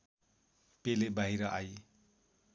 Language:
Nepali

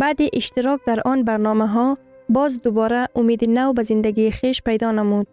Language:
Persian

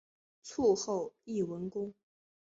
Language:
Chinese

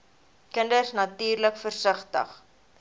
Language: Afrikaans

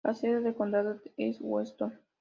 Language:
Spanish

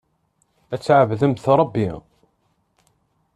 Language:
Kabyle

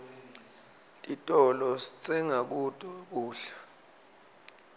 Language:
Swati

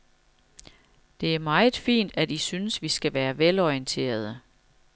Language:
Danish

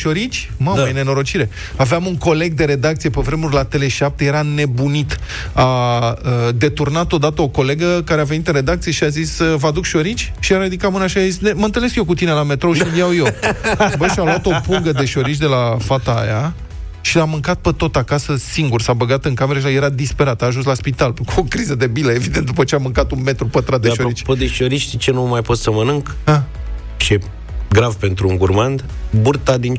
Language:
Romanian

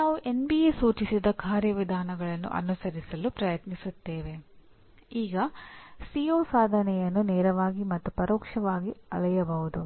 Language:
Kannada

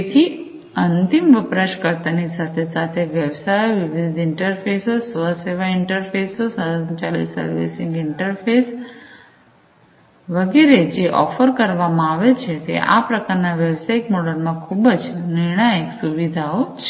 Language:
Gujarati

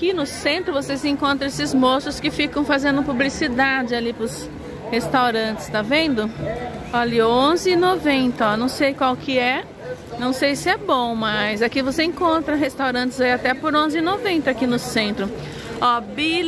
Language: Portuguese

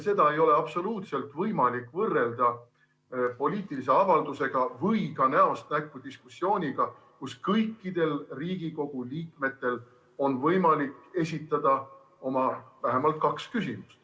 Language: Estonian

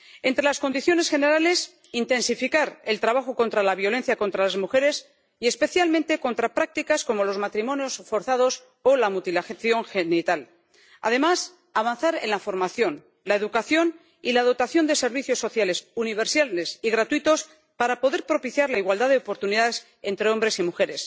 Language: Spanish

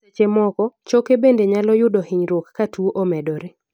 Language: Luo (Kenya and Tanzania)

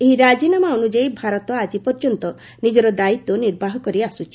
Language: Odia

